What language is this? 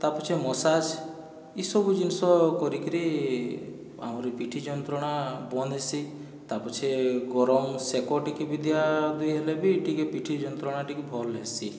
Odia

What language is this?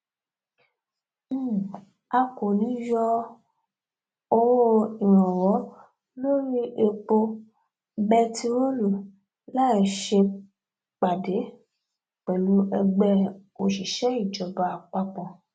Yoruba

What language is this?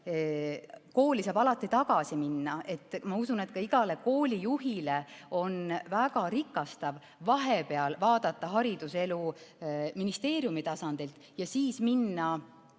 Estonian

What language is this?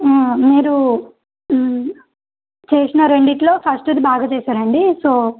Telugu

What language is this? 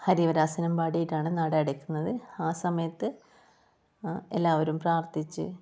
Malayalam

